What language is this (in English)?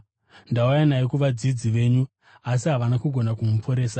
Shona